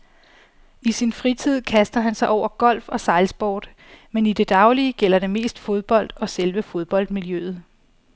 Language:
Danish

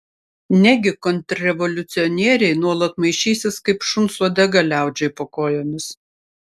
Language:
Lithuanian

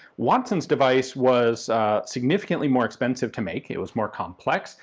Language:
English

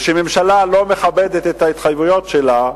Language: Hebrew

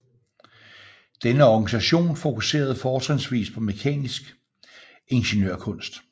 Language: Danish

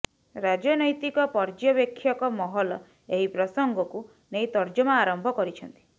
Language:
Odia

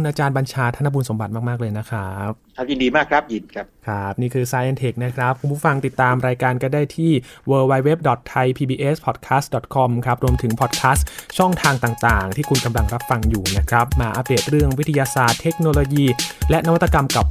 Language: Thai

